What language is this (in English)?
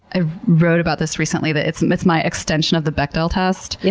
English